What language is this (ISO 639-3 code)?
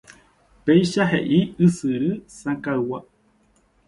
grn